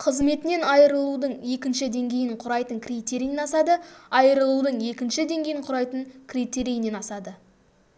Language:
Kazakh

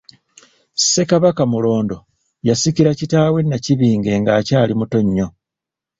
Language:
Ganda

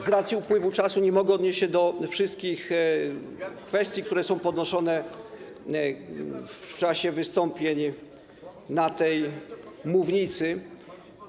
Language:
Polish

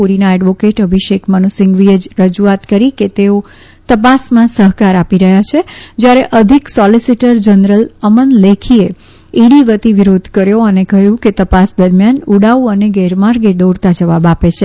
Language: Gujarati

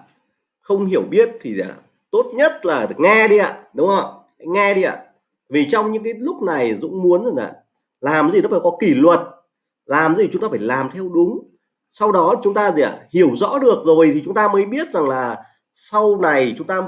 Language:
Vietnamese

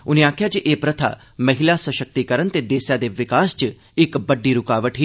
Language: Dogri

